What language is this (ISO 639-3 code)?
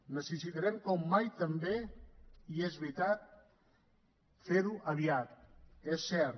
cat